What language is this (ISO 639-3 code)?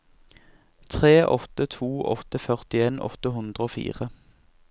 nor